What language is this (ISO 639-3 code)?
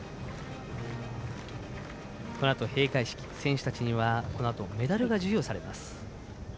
jpn